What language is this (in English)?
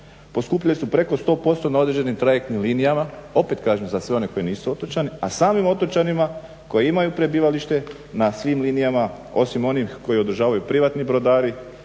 Croatian